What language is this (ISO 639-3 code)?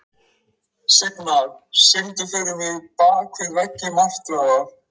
isl